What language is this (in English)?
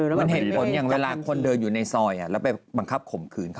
Thai